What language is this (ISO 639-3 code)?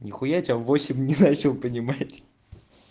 rus